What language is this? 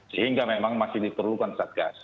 Indonesian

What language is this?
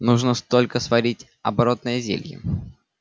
Russian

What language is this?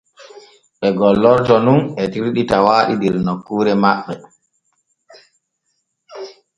Borgu Fulfulde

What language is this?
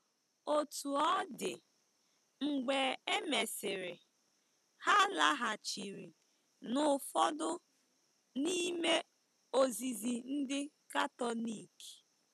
Igbo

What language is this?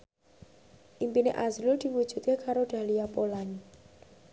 Javanese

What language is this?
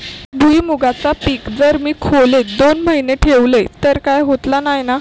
Marathi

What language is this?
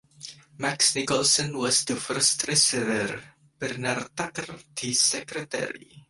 English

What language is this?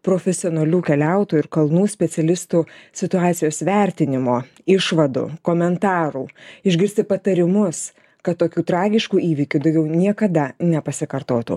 Lithuanian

